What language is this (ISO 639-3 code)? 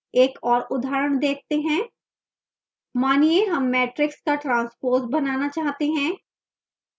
hin